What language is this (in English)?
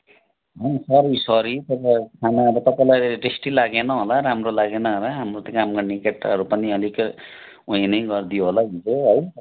Nepali